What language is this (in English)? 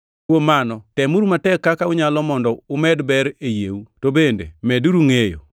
Luo (Kenya and Tanzania)